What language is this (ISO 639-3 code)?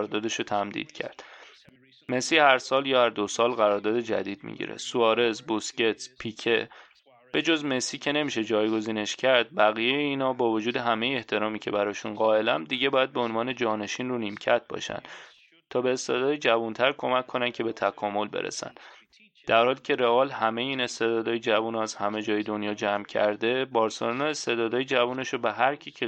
fas